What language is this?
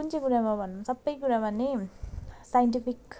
Nepali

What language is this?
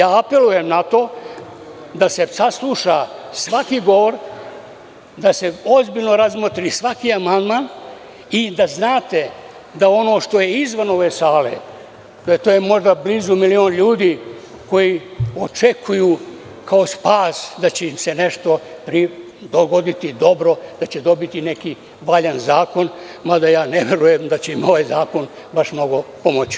Serbian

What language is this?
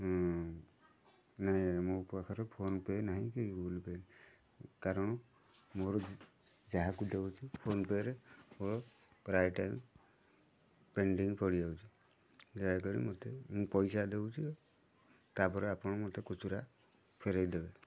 Odia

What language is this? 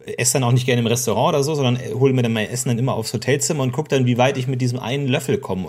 German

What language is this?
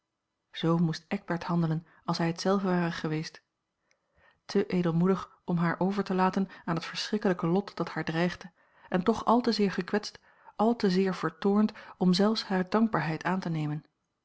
Dutch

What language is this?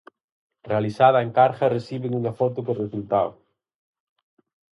Galician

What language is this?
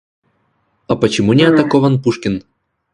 Russian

